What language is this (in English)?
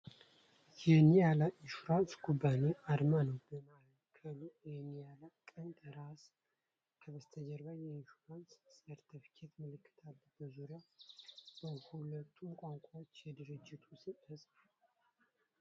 Amharic